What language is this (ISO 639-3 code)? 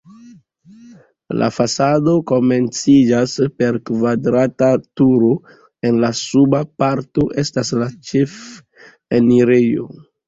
epo